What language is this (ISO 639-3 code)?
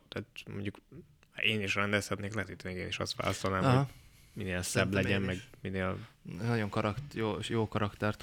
hun